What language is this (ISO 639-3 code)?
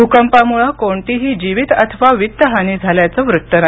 mar